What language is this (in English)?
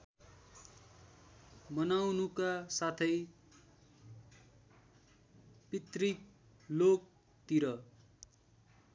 Nepali